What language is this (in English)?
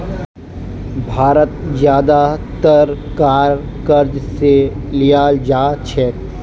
Magahi